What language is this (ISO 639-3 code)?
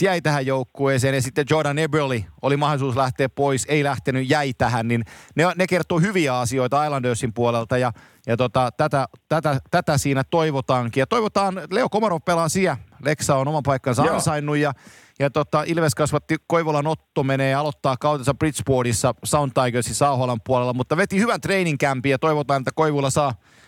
fin